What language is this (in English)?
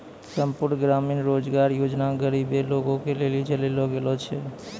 Maithili